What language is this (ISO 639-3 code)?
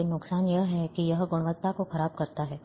hin